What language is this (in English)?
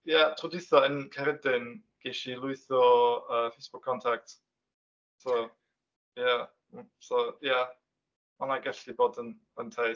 Welsh